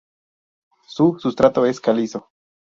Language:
Spanish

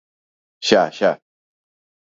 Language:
Galician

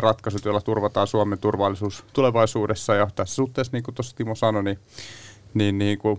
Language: Finnish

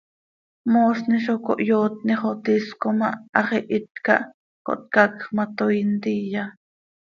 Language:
Seri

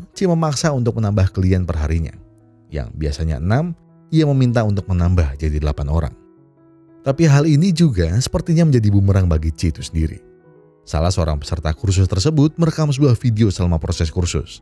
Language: Indonesian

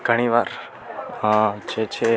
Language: Gujarati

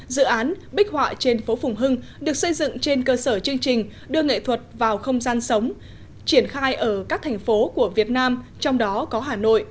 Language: Vietnamese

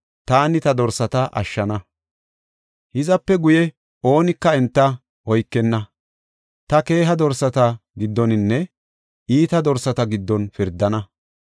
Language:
Gofa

